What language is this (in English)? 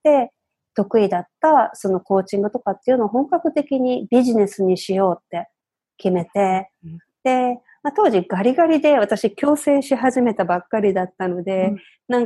Japanese